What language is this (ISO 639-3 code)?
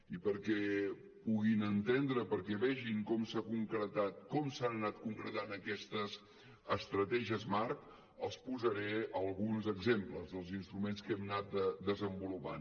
cat